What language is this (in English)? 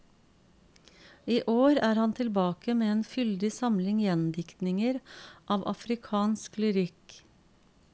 Norwegian